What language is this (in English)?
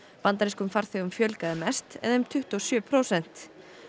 Icelandic